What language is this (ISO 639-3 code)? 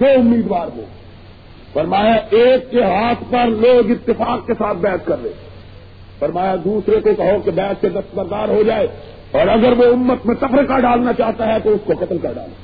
urd